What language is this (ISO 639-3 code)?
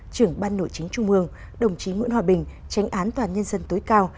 vie